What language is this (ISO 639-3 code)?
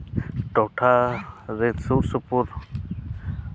sat